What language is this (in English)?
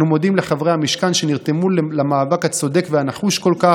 Hebrew